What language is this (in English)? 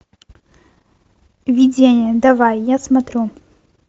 Russian